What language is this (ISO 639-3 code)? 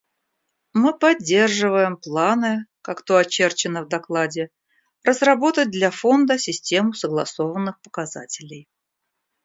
rus